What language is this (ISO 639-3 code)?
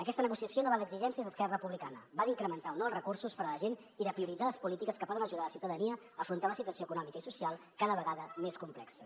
cat